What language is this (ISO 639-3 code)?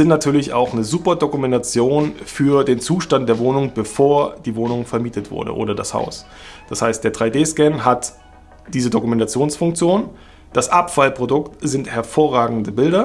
deu